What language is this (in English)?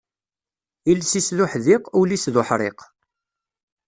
Kabyle